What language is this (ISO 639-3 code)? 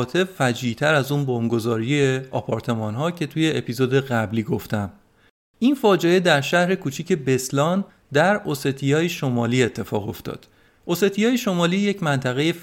fas